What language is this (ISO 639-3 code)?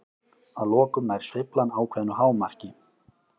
isl